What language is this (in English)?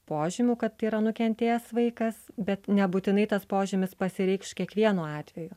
Lithuanian